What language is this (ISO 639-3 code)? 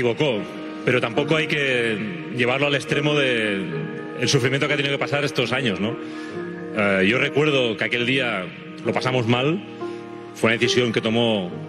spa